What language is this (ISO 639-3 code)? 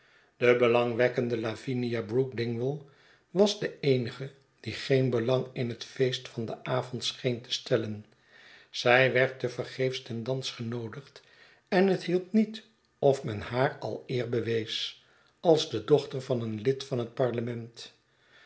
nld